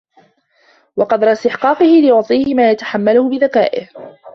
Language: Arabic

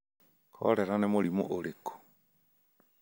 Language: Kikuyu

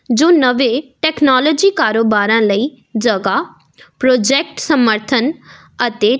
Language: Punjabi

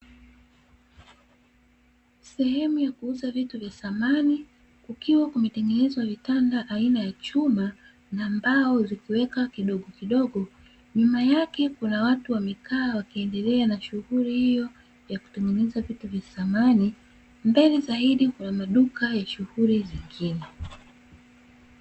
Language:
Swahili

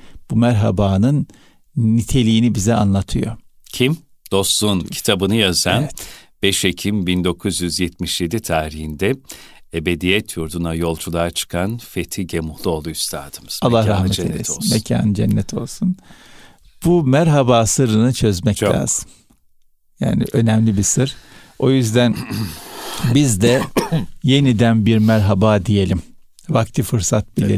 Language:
Turkish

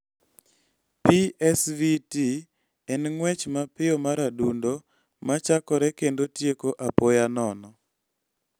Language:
Luo (Kenya and Tanzania)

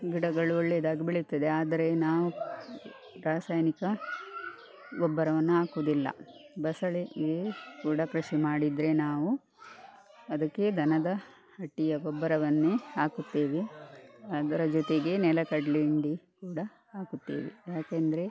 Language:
Kannada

